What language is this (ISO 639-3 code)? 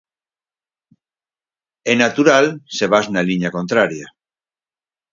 glg